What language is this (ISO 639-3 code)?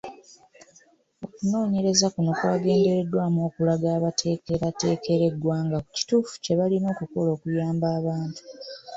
lug